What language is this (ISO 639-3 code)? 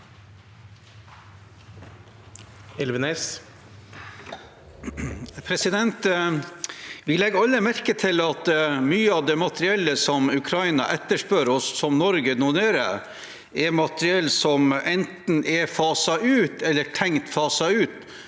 nor